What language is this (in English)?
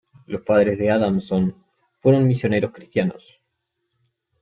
Spanish